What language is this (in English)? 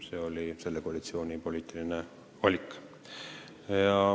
Estonian